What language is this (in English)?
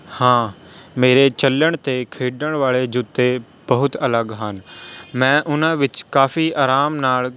Punjabi